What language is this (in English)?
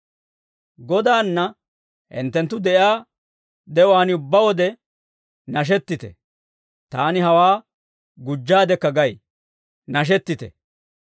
Dawro